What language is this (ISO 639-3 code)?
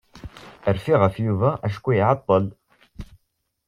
kab